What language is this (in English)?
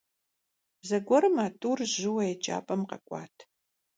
Kabardian